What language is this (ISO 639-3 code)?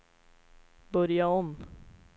swe